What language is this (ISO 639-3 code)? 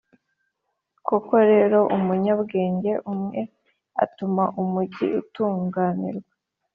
kin